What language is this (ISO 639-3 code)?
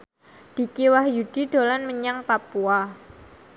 jav